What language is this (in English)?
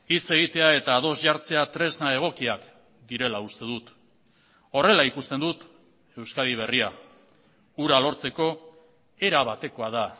Basque